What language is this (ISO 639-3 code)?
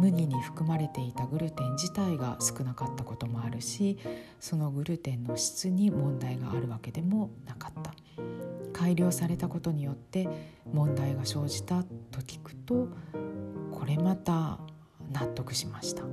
jpn